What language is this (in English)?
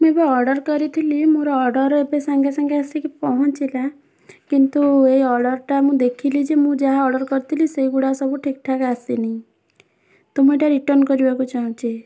Odia